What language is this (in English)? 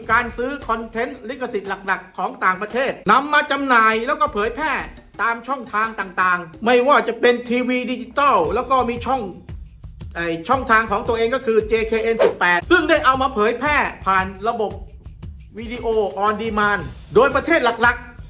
Thai